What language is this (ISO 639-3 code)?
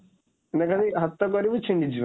ori